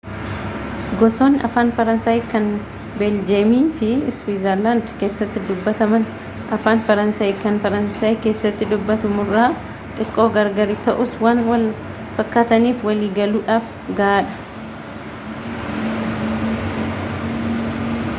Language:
Oromo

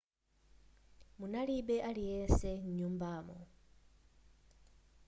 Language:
Nyanja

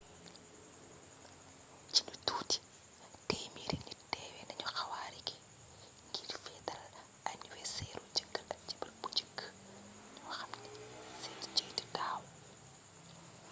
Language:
Wolof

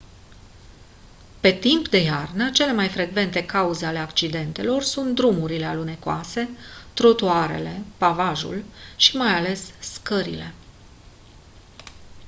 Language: Romanian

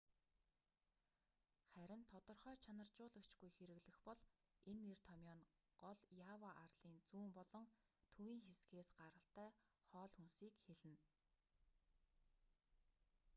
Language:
Mongolian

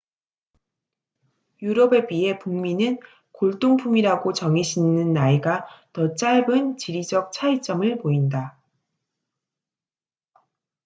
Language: Korean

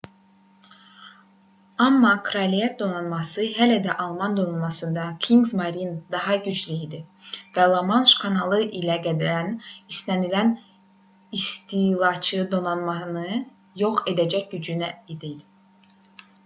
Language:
Azerbaijani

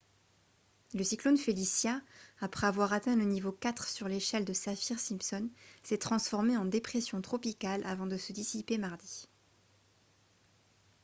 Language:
French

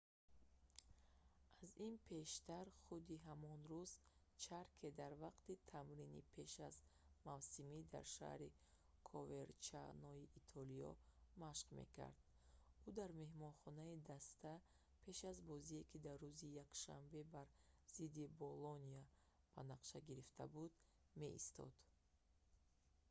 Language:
Tajik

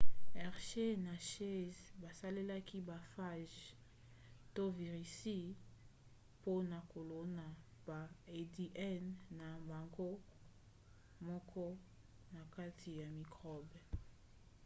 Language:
Lingala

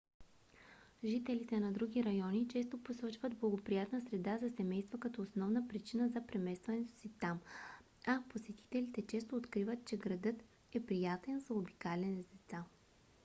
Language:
Bulgarian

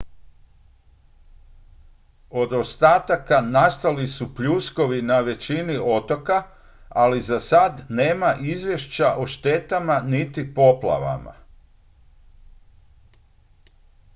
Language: Croatian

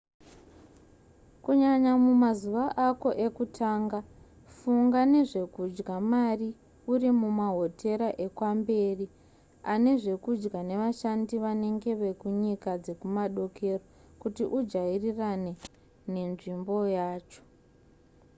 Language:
Shona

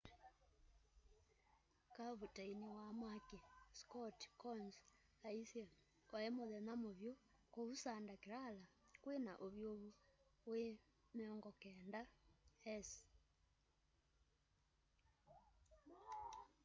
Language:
Kamba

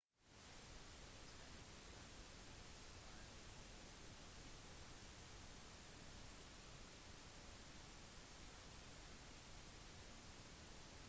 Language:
Norwegian Bokmål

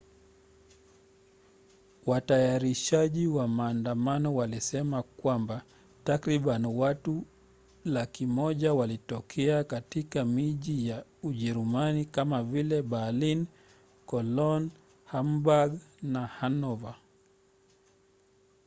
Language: Swahili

